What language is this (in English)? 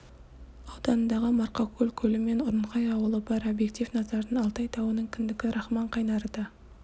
Kazakh